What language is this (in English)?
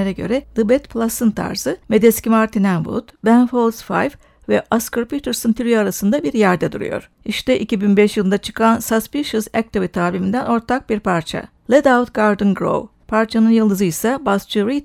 Turkish